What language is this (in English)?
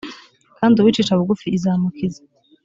Kinyarwanda